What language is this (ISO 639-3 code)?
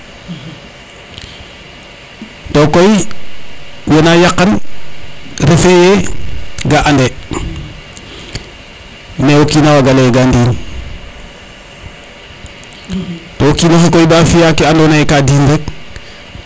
srr